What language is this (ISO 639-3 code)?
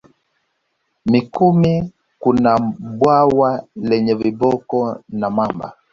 swa